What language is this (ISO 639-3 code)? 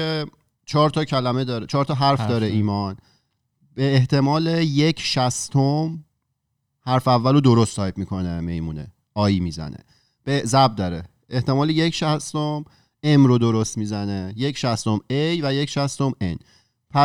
fas